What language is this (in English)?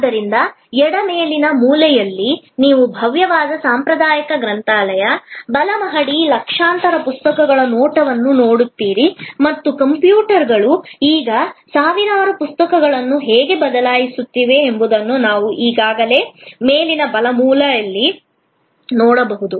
Kannada